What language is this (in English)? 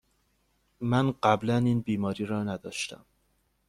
Persian